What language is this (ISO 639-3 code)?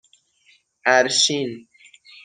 fas